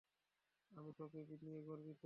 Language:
Bangla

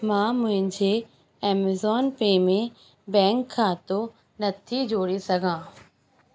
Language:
Sindhi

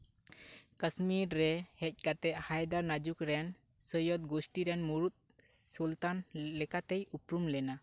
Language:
Santali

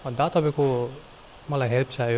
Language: Nepali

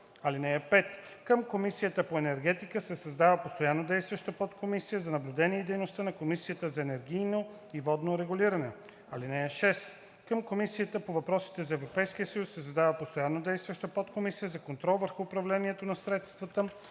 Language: Bulgarian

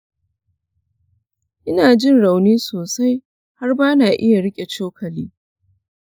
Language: Hausa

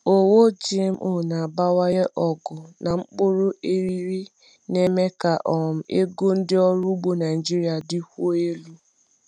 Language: Igbo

